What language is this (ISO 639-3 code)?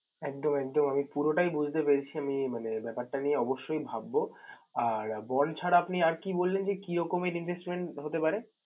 ben